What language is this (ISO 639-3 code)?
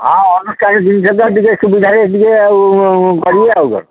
ori